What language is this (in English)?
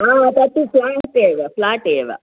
Sanskrit